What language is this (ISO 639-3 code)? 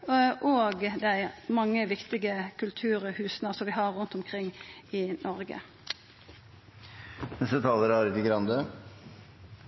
nno